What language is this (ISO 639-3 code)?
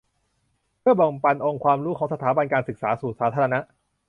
tha